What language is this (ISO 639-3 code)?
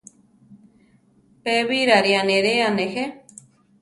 tar